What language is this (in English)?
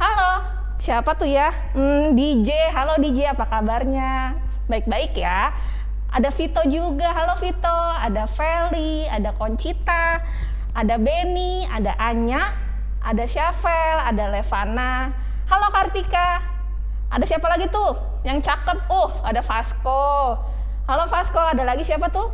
Indonesian